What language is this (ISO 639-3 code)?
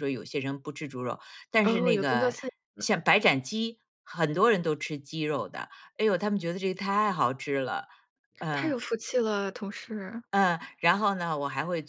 zho